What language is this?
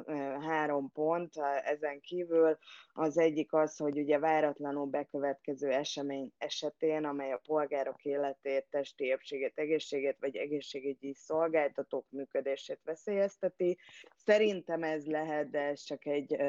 Hungarian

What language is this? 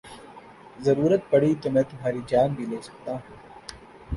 Urdu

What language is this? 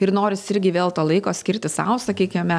Lithuanian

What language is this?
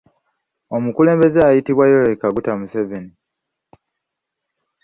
Ganda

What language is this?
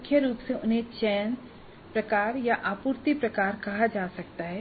Hindi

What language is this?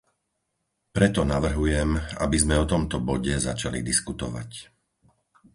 Slovak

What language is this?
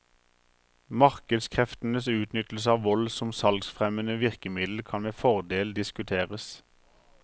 Norwegian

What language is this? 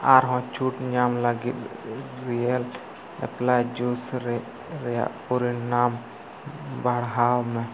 Santali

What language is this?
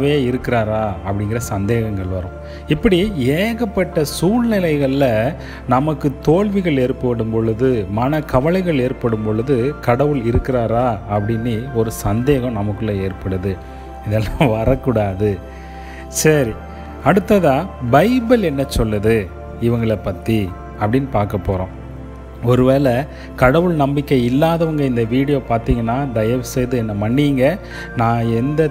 Tamil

